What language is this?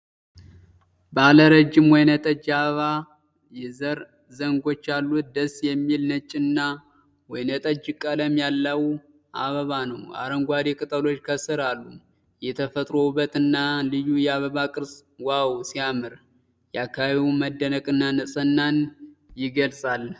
Amharic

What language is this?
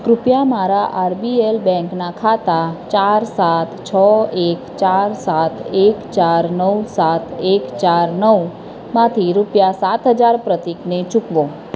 Gujarati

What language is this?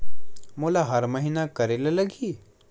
Chhattisgarhi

